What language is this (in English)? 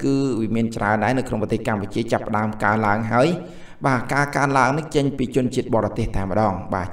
Thai